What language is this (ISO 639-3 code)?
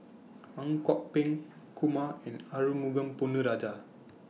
eng